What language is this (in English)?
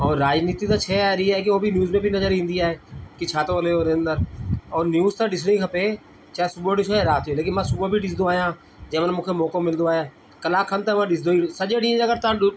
Sindhi